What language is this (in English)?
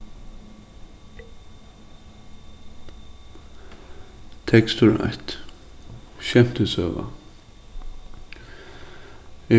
Faroese